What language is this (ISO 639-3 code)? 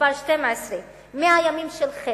heb